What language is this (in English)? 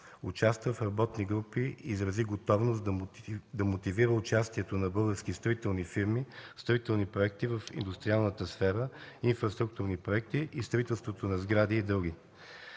Bulgarian